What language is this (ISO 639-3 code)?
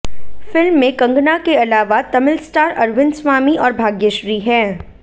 hin